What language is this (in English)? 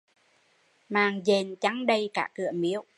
Vietnamese